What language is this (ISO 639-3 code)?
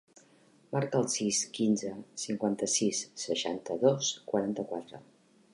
cat